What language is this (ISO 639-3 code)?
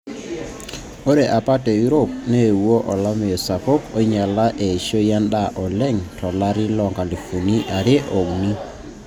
mas